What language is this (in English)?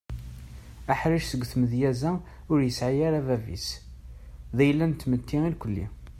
Kabyle